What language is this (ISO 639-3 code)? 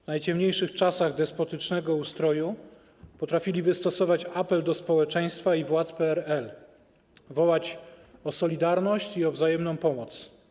pol